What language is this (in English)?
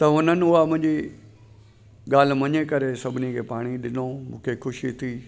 Sindhi